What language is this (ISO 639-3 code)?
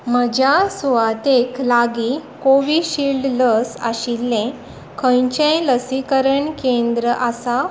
kok